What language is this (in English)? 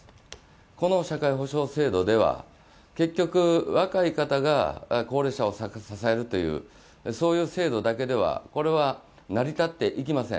Japanese